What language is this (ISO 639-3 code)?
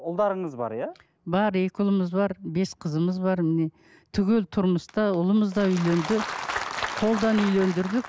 kaz